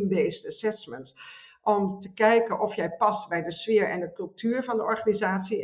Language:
Dutch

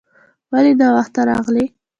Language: Pashto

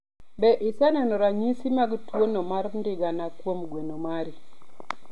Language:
Luo (Kenya and Tanzania)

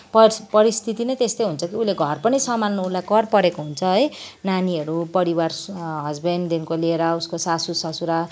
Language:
Nepali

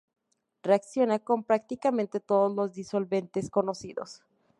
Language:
Spanish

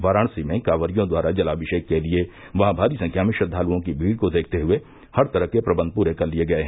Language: Hindi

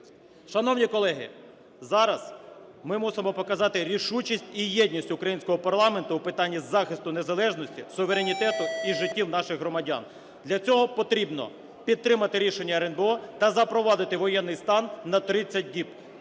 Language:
Ukrainian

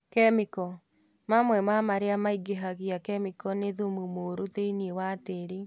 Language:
Kikuyu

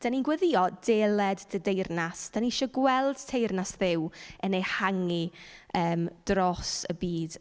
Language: Welsh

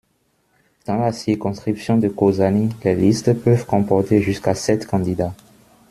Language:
French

